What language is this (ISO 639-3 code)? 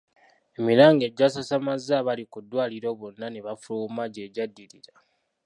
lug